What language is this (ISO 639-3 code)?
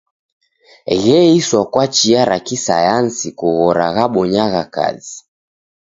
dav